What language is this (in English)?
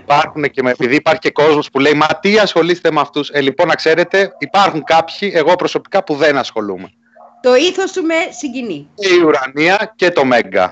Greek